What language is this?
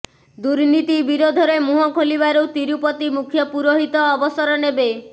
Odia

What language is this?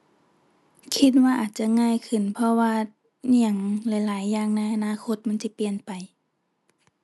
Thai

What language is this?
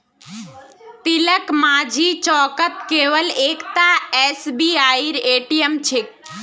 Magahi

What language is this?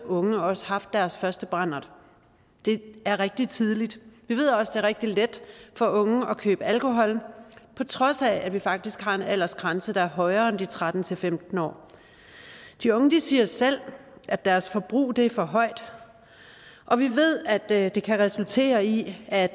Danish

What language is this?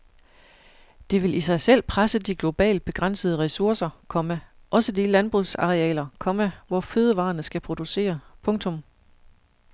Danish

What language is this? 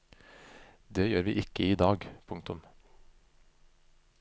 Norwegian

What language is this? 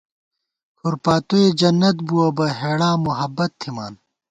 Gawar-Bati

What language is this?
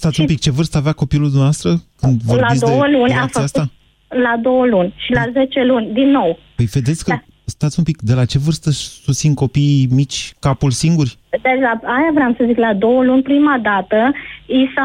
Romanian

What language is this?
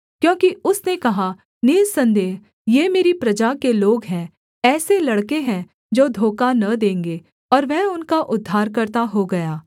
Hindi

